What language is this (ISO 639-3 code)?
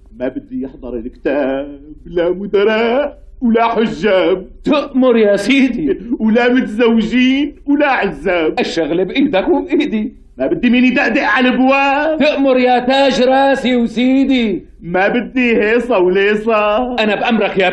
ara